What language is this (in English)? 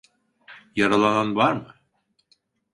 Turkish